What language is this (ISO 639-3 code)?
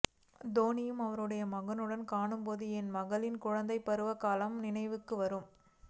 tam